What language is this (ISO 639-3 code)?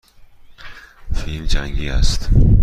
fas